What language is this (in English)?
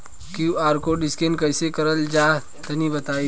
Bhojpuri